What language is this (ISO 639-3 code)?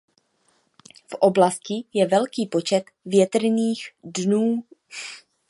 ces